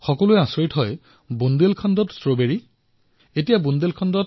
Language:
Assamese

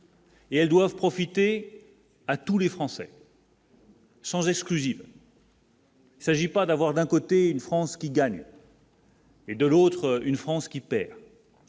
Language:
French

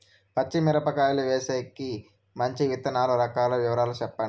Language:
Telugu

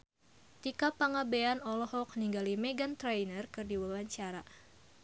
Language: Sundanese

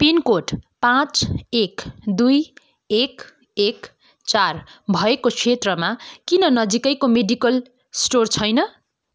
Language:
Nepali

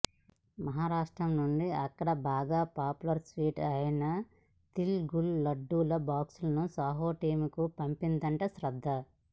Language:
Telugu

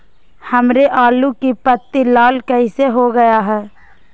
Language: Magahi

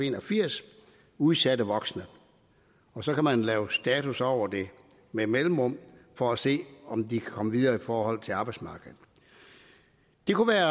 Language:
Danish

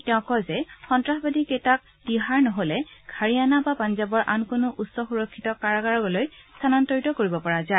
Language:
Assamese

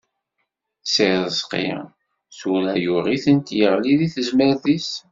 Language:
Kabyle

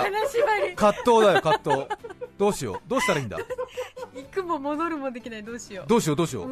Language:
Japanese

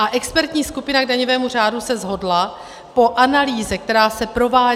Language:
Czech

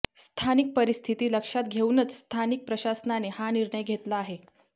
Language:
Marathi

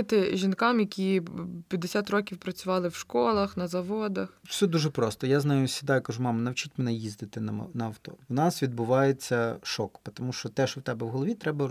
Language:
Ukrainian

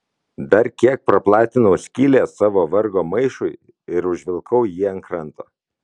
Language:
Lithuanian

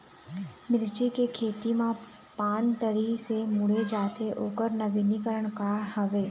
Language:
Chhattisgarhi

